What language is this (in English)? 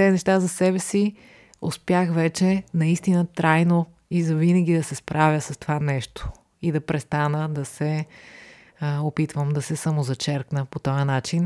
Bulgarian